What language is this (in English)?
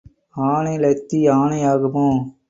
Tamil